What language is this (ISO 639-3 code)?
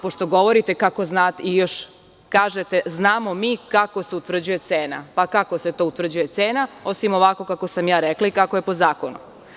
srp